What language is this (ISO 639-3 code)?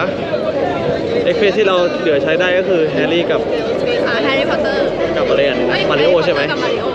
tha